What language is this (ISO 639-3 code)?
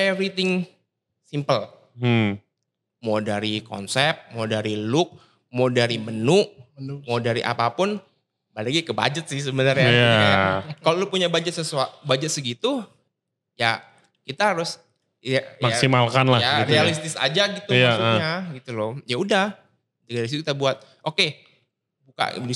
ind